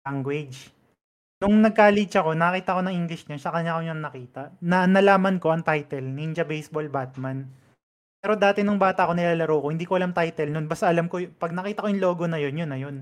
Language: Filipino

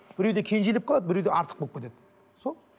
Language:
Kazakh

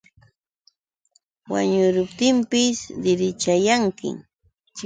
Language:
Yauyos Quechua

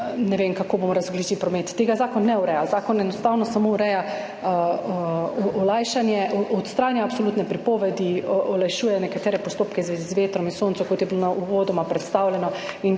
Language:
Slovenian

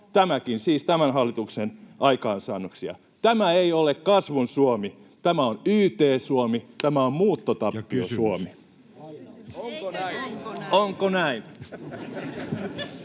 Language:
Finnish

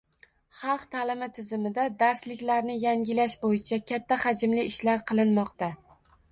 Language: Uzbek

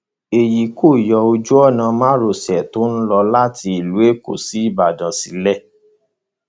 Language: Yoruba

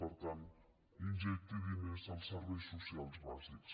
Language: Catalan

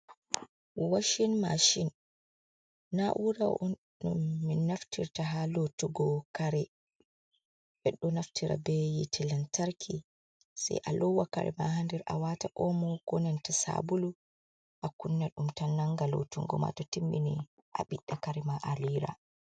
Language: Fula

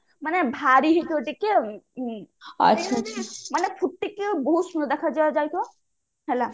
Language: Odia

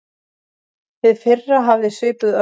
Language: Icelandic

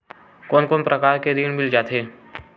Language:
Chhattisgarhi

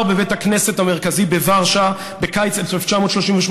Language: Hebrew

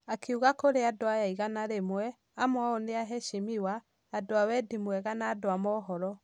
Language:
Kikuyu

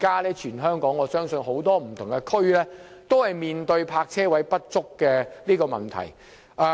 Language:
Cantonese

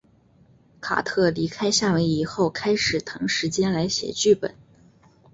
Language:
Chinese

